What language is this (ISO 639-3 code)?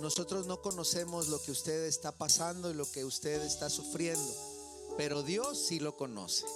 spa